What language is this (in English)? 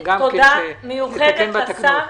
Hebrew